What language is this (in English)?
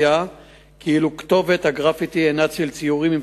Hebrew